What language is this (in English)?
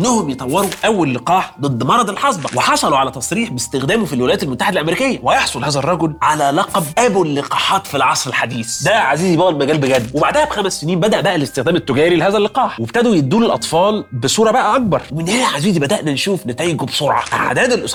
Arabic